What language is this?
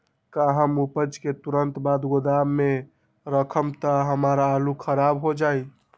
Magahi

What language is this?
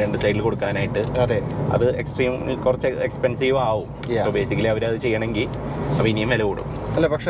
Malayalam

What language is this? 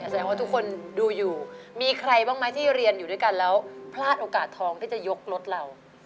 Thai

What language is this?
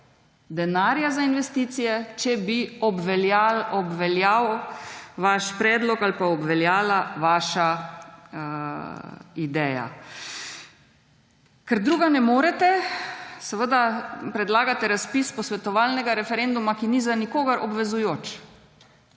Slovenian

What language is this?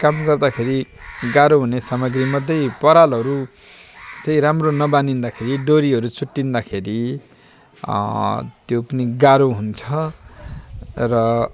Nepali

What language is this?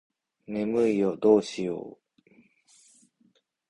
Japanese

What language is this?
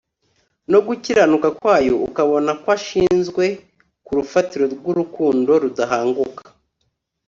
Kinyarwanda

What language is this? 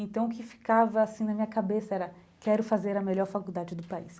Portuguese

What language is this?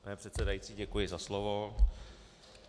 Czech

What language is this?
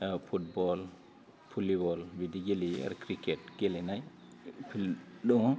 Bodo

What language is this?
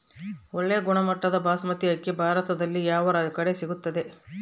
Kannada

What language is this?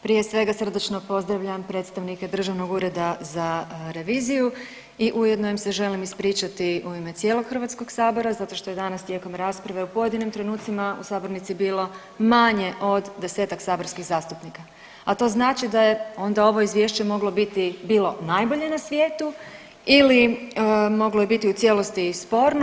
Croatian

